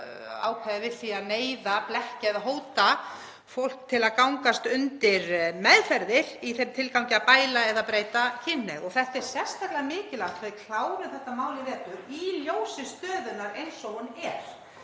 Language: Icelandic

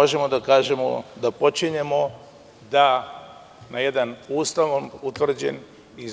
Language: Serbian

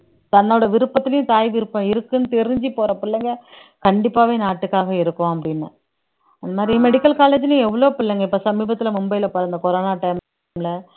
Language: Tamil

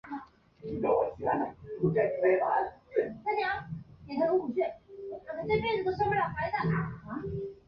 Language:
Chinese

